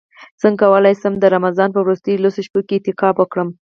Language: Pashto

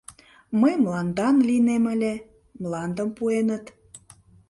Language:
Mari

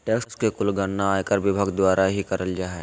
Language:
Magahi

